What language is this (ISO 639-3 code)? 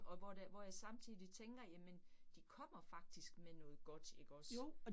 dan